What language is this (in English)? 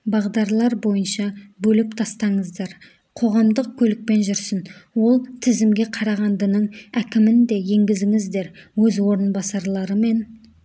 Kazakh